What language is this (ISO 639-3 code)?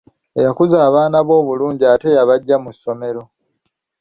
lug